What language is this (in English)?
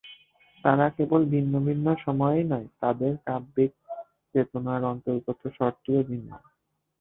Bangla